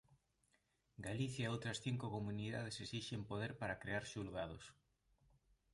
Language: Galician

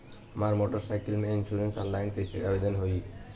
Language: Bhojpuri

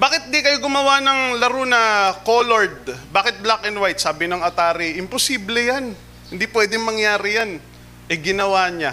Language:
Filipino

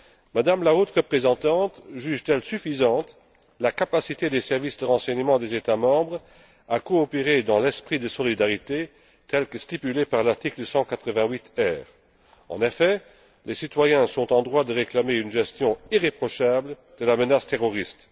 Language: French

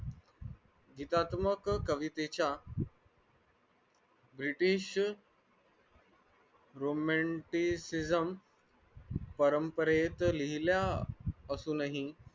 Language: Marathi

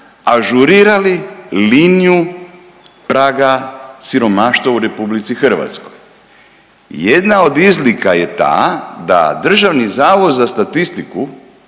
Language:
Croatian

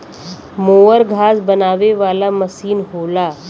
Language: Bhojpuri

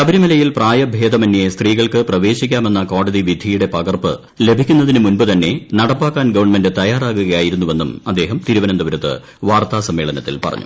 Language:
Malayalam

